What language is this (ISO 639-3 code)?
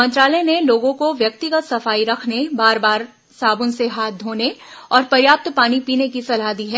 hin